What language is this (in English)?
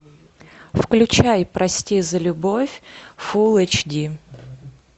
Russian